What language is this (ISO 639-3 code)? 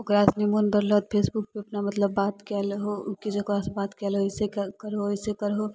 mai